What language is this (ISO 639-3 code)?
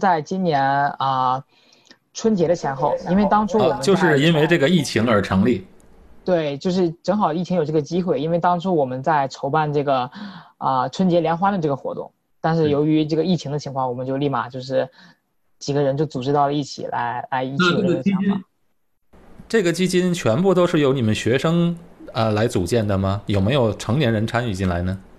zho